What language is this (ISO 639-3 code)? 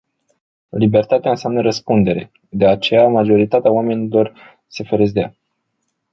ron